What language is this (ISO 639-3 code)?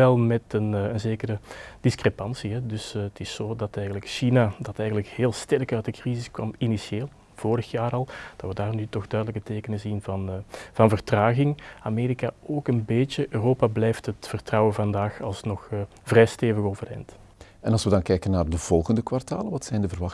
nld